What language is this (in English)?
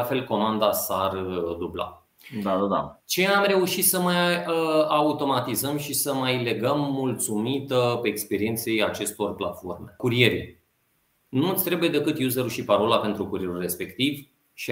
Romanian